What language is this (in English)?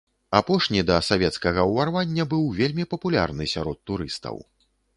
Belarusian